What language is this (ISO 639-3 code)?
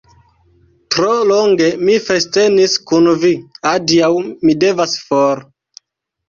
epo